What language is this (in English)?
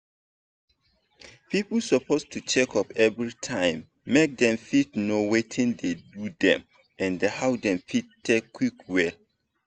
Nigerian Pidgin